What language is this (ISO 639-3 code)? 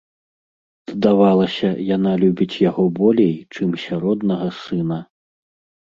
bel